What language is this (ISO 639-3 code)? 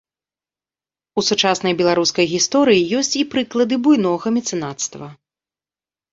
bel